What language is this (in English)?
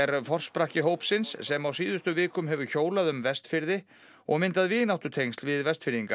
Icelandic